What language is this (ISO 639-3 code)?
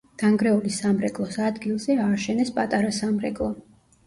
kat